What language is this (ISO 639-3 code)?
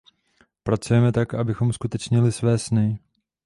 ces